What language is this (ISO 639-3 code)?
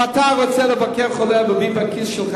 heb